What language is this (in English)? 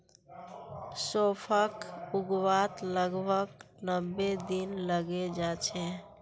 Magahi